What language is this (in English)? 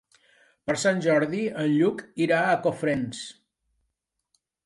Catalan